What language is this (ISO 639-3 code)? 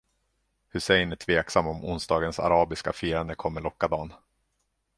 swe